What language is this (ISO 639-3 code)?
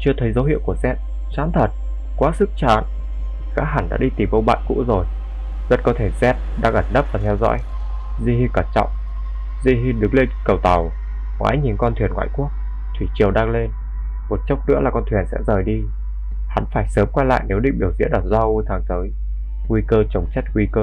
vie